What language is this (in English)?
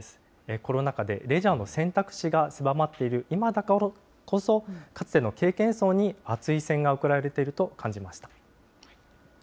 Japanese